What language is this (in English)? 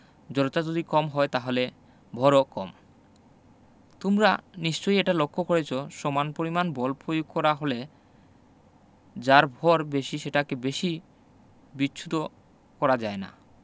Bangla